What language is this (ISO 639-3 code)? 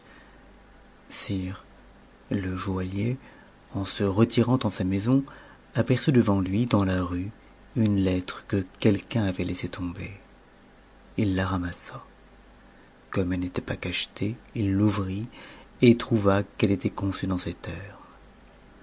fra